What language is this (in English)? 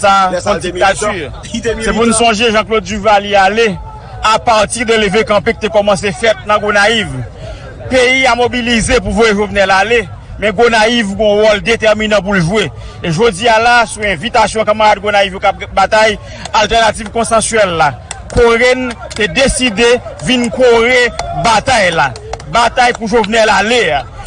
French